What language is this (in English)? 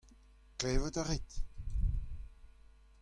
Breton